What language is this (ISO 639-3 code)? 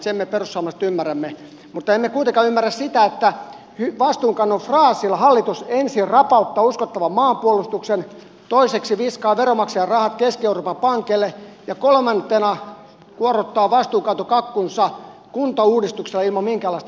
fin